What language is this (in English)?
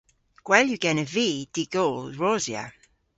Cornish